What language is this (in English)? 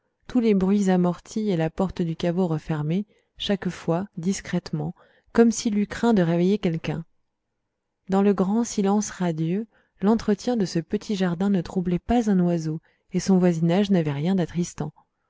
French